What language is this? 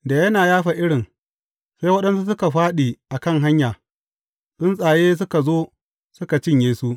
Hausa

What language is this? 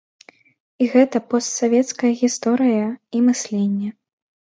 Belarusian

